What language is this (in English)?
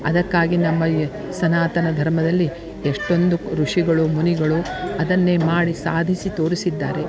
Kannada